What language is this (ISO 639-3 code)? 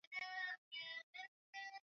swa